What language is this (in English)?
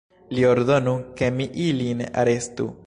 Esperanto